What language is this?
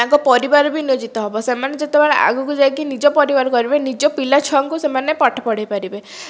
Odia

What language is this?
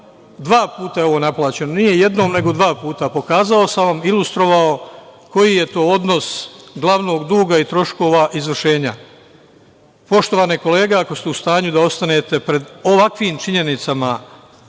Serbian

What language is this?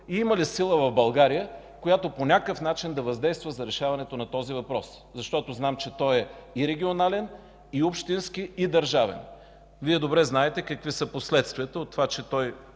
Bulgarian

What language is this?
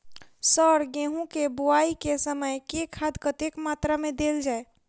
Maithili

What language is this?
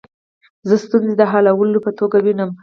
Pashto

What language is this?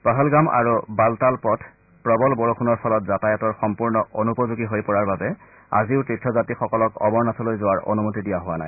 Assamese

